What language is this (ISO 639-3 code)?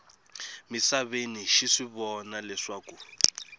tso